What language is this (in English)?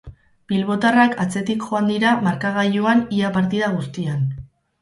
Basque